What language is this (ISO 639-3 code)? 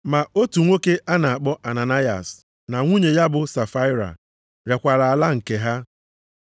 ibo